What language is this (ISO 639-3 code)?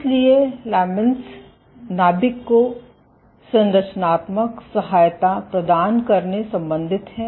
hin